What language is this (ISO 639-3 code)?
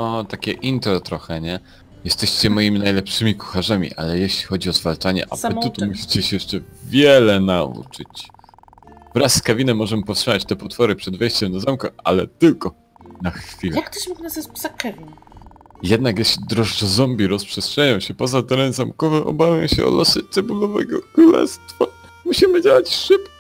pol